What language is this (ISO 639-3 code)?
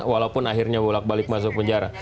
ind